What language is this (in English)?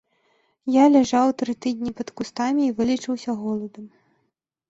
Belarusian